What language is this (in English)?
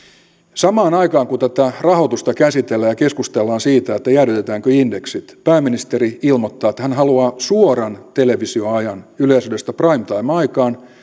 Finnish